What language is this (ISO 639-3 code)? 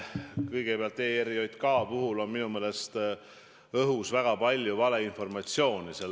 est